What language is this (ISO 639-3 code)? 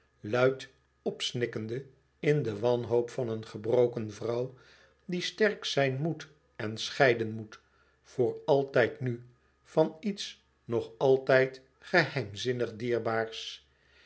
nld